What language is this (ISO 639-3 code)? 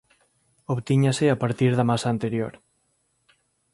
glg